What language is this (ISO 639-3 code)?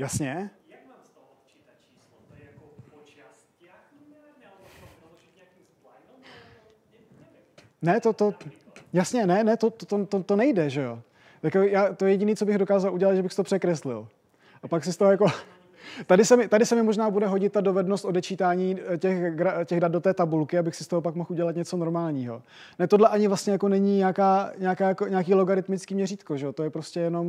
ces